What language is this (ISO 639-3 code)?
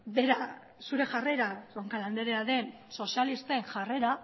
eus